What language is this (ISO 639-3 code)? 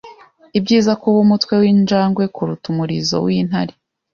kin